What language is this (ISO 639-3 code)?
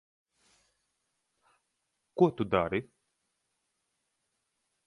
lav